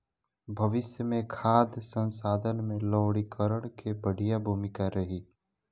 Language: Bhojpuri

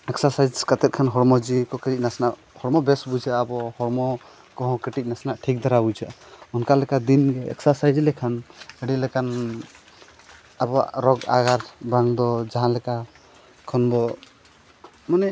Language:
Santali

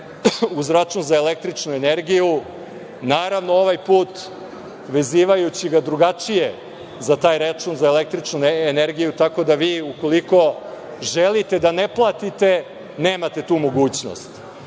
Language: Serbian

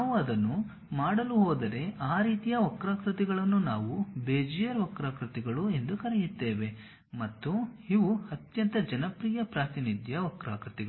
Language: Kannada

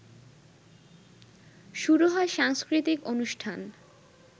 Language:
Bangla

